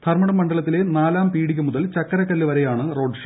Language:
Malayalam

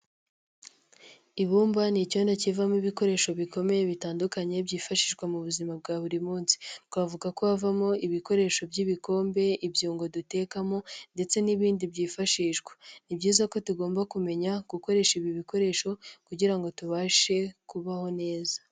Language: Kinyarwanda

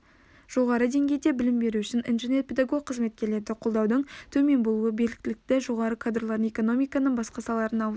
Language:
Kazakh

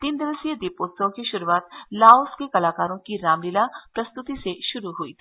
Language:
Hindi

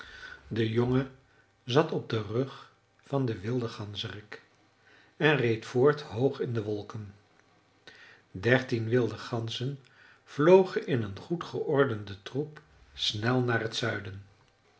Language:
Dutch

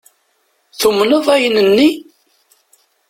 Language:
Kabyle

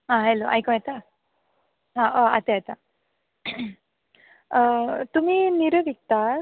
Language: Konkani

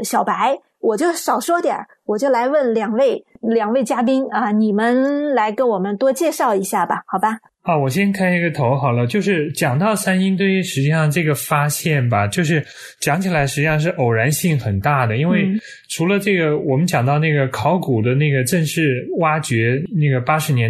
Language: Chinese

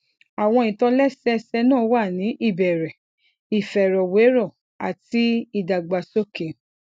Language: Yoruba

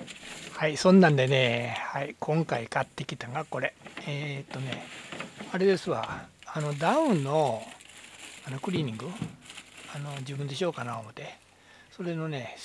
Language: Japanese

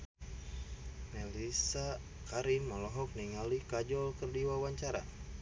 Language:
Sundanese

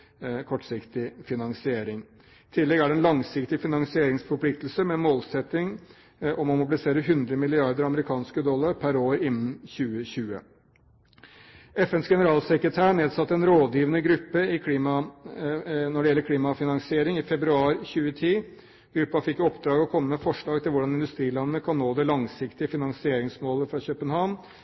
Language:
Norwegian Bokmål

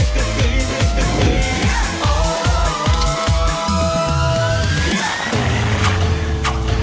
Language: Thai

